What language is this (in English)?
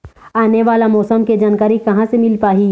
Chhattisgarhi